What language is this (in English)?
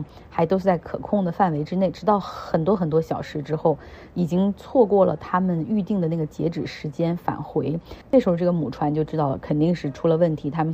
Chinese